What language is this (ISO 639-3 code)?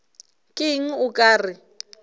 nso